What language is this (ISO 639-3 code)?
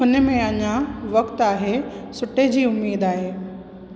snd